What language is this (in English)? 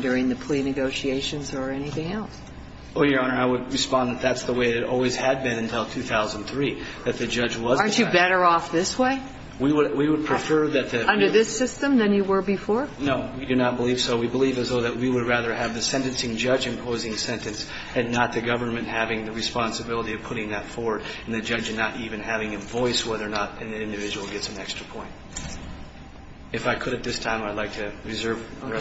English